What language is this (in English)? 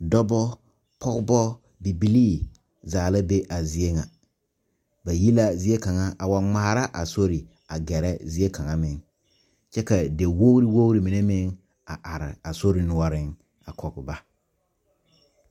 Southern Dagaare